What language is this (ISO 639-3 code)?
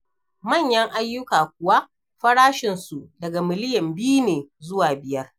hau